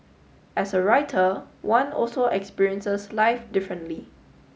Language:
English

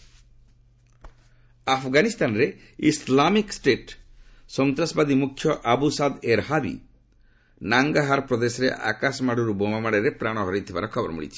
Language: Odia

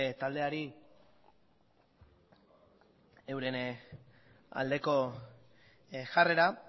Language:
Basque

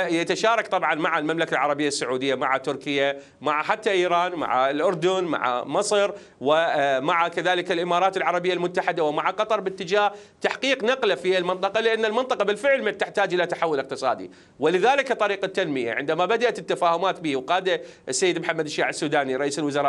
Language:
Arabic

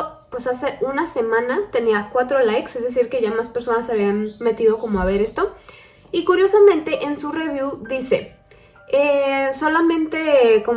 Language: Spanish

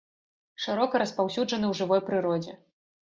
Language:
Belarusian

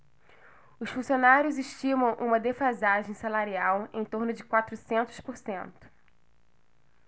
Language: Portuguese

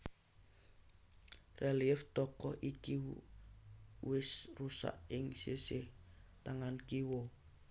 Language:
Javanese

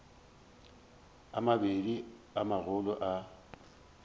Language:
Northern Sotho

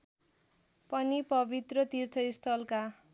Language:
Nepali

